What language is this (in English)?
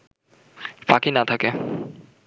Bangla